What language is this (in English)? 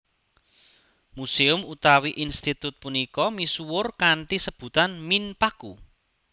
Javanese